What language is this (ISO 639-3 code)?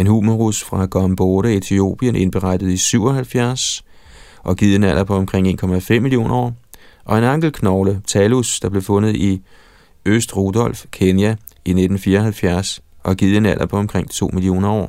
dan